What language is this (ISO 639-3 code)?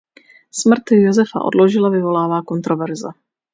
ces